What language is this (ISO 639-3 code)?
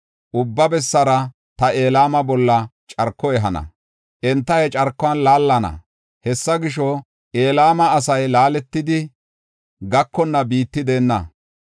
gof